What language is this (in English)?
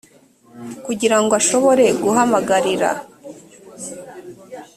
Kinyarwanda